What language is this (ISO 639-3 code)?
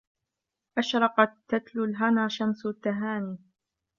ara